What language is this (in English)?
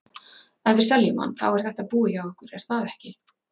Icelandic